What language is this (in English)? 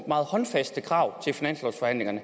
Danish